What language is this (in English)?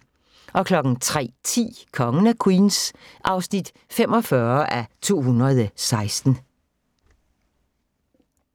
Danish